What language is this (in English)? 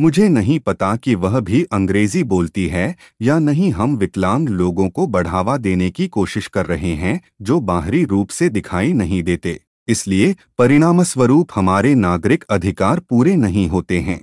Hindi